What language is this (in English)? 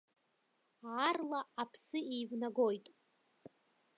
Abkhazian